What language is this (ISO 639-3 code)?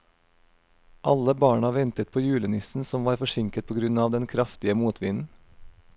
nor